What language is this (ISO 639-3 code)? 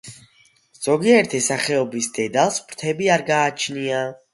kat